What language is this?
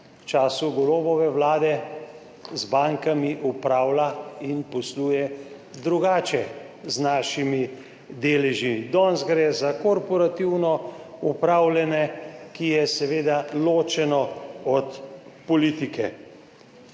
Slovenian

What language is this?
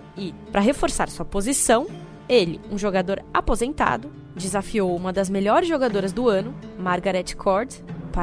Portuguese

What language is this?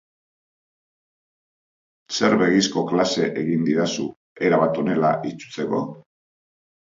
Basque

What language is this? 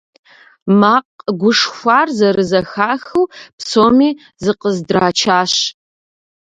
Kabardian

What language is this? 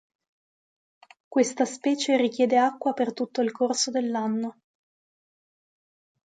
Italian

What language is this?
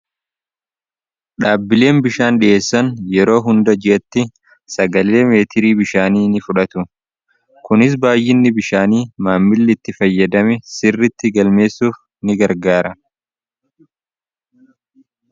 Oromo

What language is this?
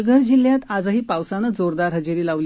Marathi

